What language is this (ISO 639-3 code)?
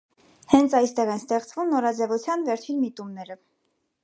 hye